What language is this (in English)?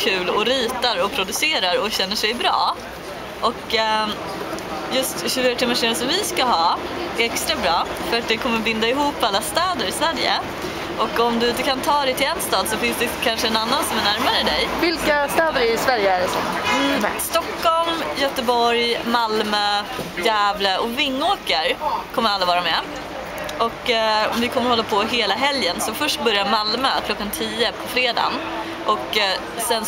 Swedish